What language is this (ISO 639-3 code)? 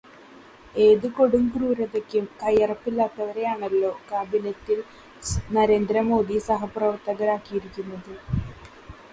mal